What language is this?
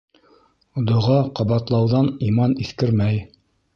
Bashkir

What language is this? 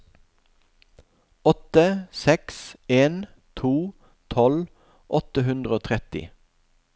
Norwegian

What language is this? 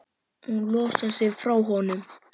Icelandic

